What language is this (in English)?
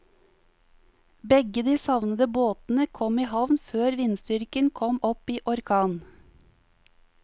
Norwegian